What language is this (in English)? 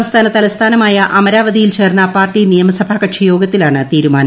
Malayalam